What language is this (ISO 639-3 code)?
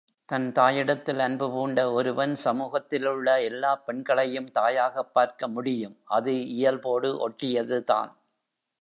tam